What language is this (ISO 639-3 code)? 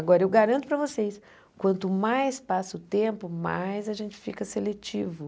por